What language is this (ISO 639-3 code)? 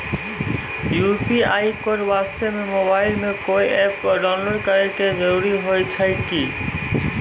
mai